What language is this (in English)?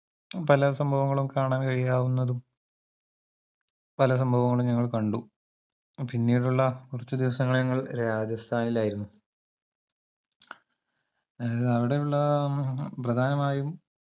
Malayalam